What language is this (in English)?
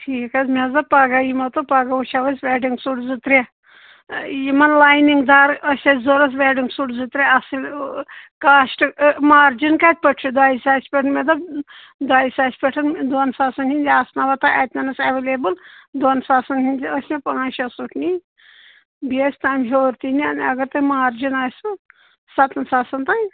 Kashmiri